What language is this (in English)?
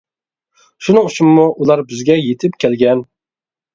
Uyghur